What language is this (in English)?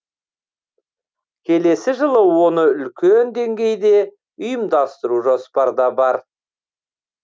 Kazakh